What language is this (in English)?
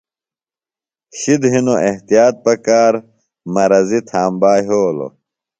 Phalura